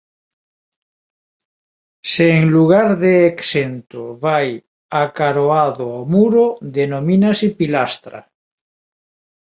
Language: Galician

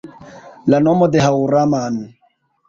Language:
Esperanto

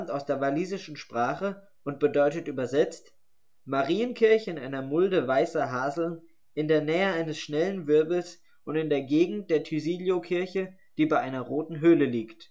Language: German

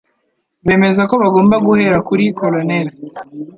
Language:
Kinyarwanda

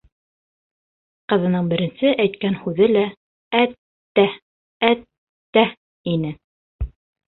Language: Bashkir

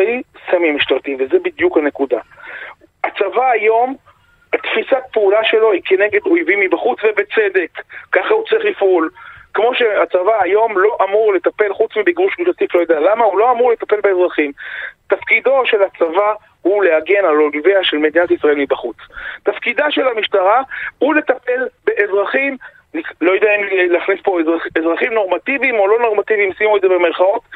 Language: Hebrew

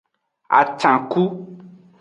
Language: Aja (Benin)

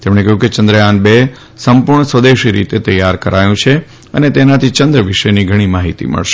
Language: Gujarati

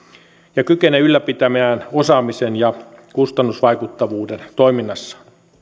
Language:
Finnish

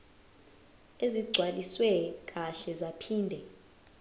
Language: Zulu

